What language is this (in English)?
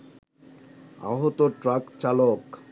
Bangla